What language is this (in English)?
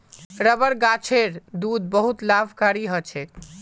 Magahi